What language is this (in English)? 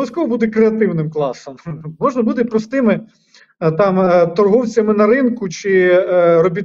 Ukrainian